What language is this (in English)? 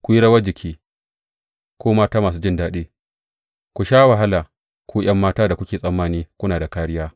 Hausa